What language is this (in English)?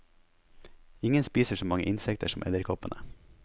Norwegian